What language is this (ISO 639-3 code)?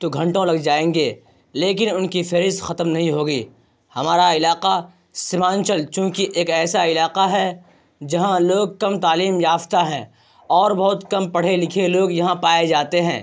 urd